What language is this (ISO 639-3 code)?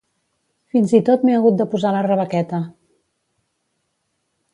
cat